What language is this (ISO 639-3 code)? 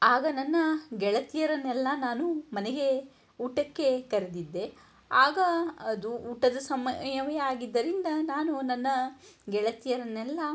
kan